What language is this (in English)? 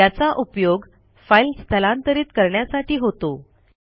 Marathi